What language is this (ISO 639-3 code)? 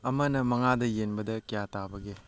mni